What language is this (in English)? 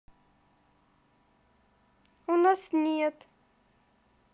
Russian